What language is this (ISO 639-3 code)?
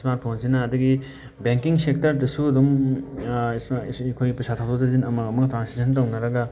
mni